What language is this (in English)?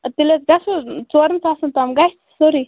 Kashmiri